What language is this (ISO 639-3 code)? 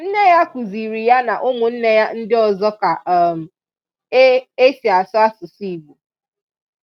ibo